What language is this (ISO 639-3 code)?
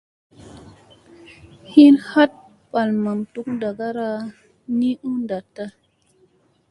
mse